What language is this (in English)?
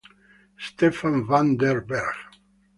Italian